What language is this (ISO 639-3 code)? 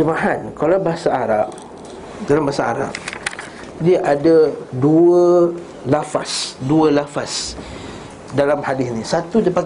msa